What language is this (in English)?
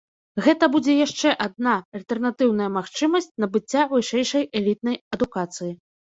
Belarusian